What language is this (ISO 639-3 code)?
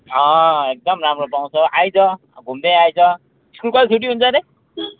nep